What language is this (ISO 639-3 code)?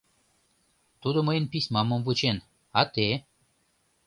chm